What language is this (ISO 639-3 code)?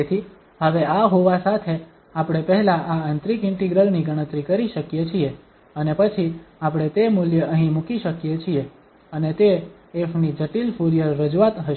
guj